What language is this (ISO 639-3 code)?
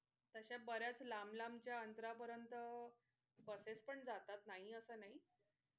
mar